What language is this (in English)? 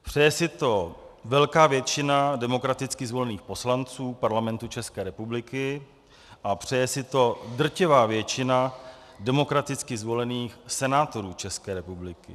Czech